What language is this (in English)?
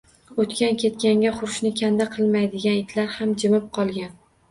Uzbek